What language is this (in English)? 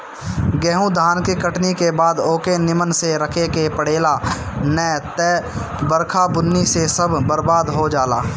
Bhojpuri